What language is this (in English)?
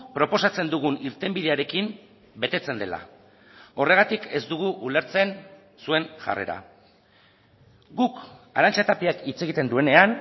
Basque